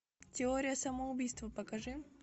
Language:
Russian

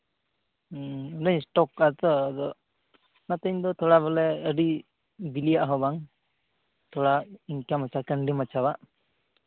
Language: Santali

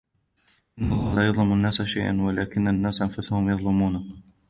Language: Arabic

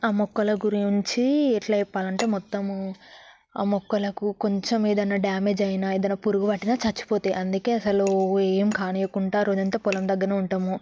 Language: Telugu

